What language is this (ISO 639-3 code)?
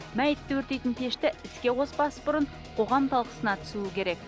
kaz